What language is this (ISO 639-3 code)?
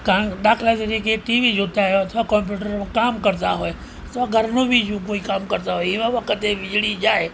guj